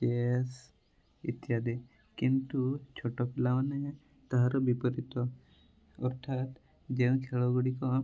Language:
Odia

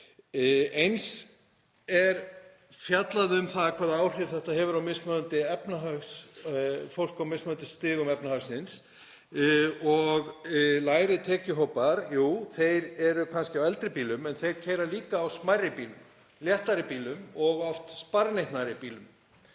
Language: Icelandic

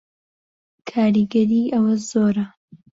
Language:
Central Kurdish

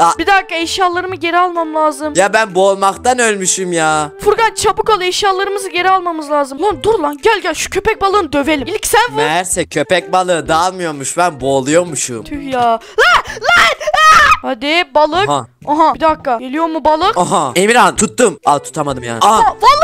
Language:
Turkish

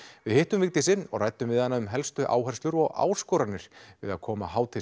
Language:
Icelandic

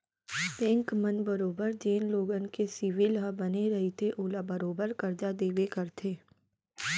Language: Chhattisgarhi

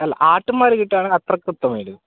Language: Malayalam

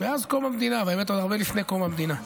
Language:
Hebrew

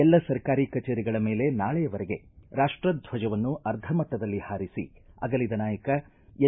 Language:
Kannada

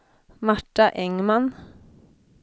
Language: Swedish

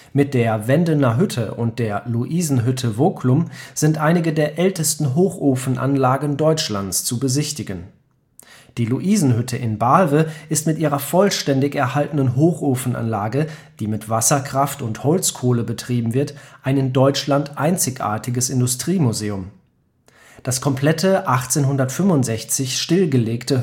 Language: German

